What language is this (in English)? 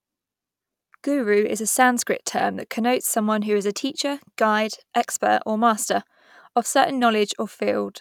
English